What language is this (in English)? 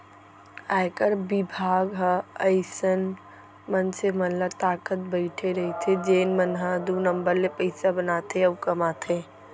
Chhattisgarhi